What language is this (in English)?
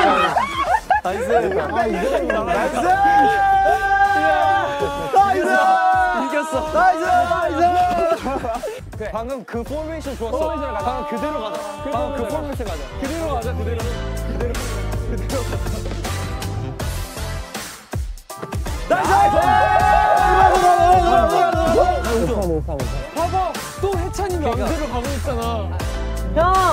Korean